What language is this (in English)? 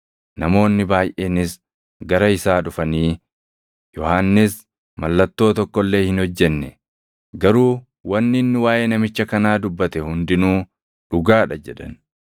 Oromo